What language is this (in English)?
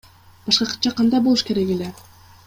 Kyrgyz